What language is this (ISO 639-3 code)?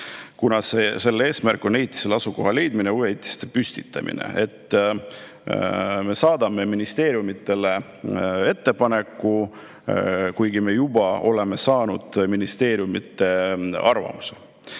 est